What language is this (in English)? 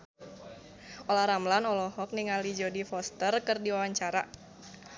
Sundanese